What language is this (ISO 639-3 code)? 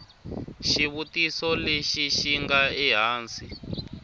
tso